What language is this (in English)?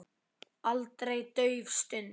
Icelandic